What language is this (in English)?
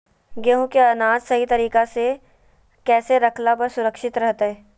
Magahi